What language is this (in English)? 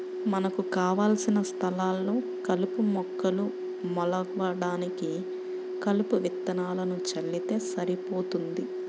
Telugu